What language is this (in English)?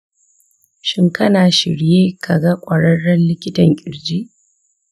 Hausa